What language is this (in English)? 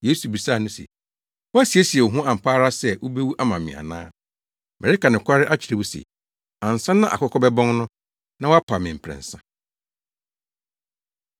Akan